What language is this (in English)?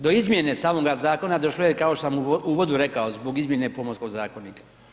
Croatian